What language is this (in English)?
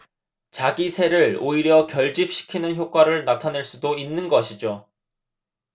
Korean